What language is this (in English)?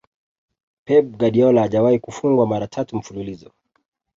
Swahili